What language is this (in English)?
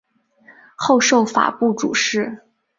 Chinese